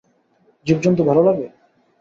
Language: Bangla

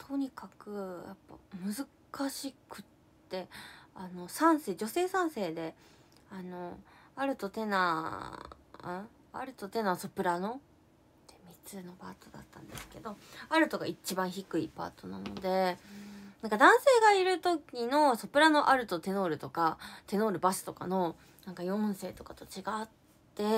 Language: Japanese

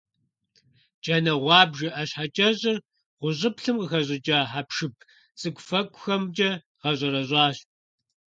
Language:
Kabardian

